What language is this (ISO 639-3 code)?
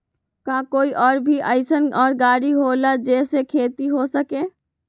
mag